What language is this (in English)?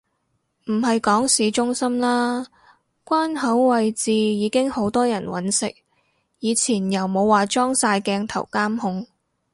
Cantonese